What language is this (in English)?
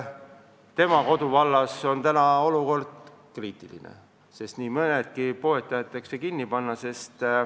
Estonian